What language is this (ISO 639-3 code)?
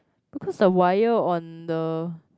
eng